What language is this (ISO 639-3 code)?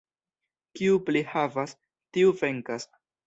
epo